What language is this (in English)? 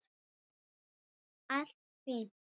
Icelandic